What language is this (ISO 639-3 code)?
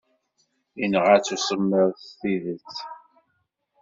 kab